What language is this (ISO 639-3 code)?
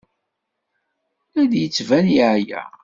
kab